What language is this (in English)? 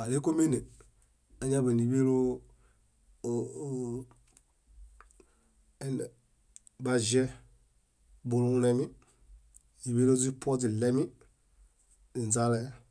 Bayot